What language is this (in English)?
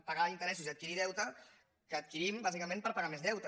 Catalan